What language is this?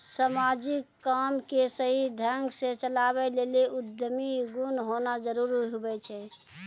Maithili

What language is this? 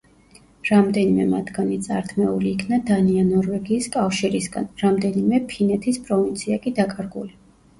Georgian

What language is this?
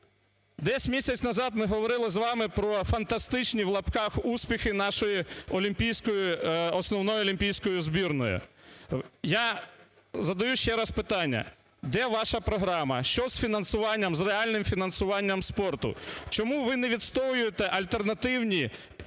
Ukrainian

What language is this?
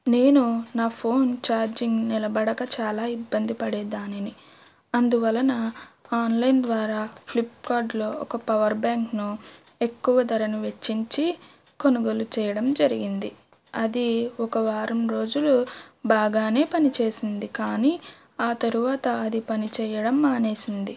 Telugu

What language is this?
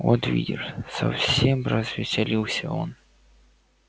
Russian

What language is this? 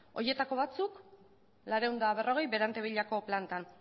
Basque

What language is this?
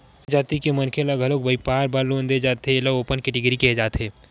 Chhattisgarhi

